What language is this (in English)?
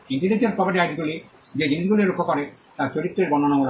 Bangla